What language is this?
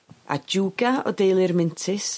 Welsh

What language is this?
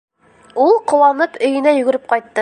Bashkir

